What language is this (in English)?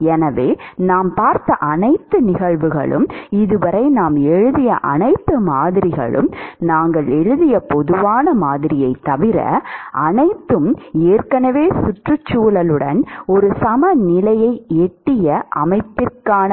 Tamil